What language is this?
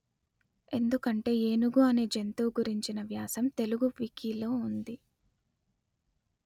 Telugu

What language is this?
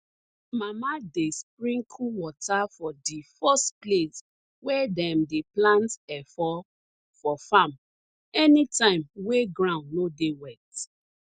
Nigerian Pidgin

